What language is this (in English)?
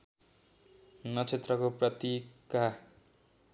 Nepali